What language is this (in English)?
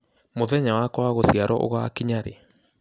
Kikuyu